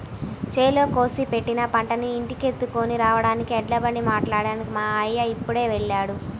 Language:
Telugu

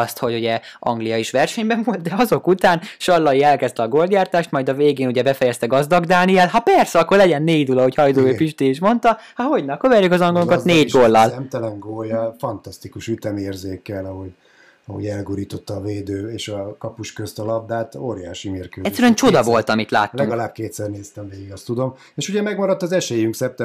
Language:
Hungarian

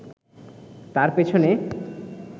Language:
Bangla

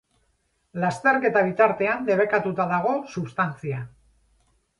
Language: Basque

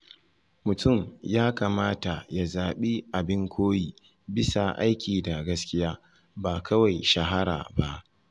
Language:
Hausa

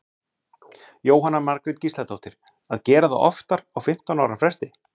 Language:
Icelandic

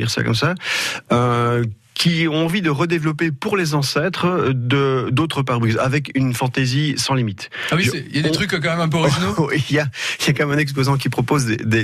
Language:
French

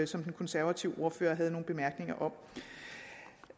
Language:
Danish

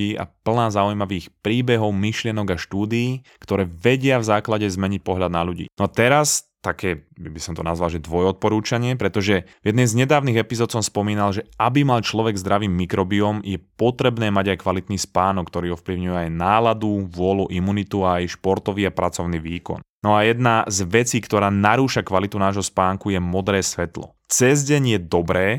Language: Slovak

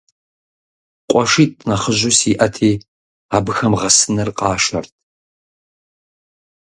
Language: Kabardian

